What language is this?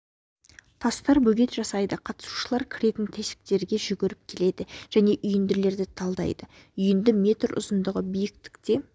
Kazakh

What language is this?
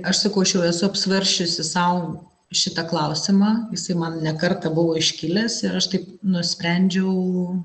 Lithuanian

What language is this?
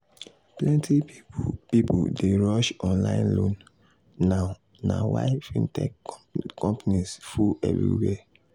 Nigerian Pidgin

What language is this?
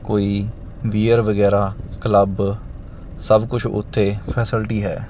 Punjabi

